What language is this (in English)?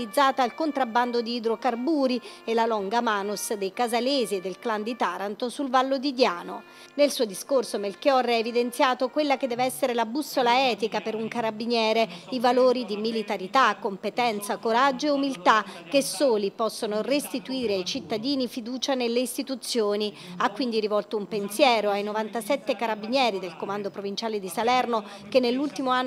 Italian